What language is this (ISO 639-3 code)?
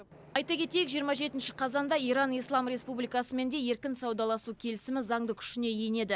kaz